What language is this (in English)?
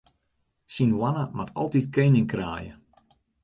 Western Frisian